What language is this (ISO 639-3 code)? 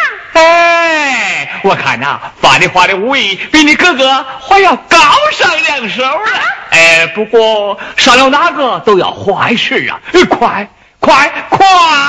zho